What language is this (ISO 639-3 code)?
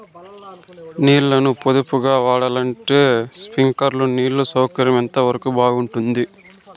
tel